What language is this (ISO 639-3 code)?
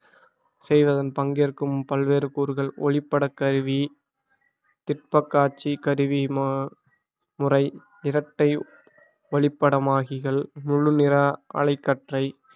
tam